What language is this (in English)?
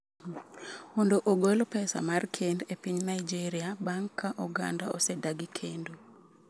Luo (Kenya and Tanzania)